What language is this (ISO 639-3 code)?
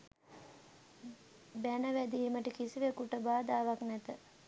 sin